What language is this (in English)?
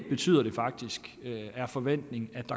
Danish